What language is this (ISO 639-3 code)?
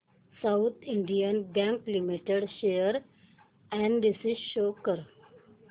mar